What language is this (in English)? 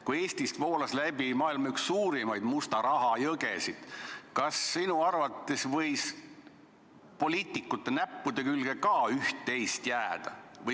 Estonian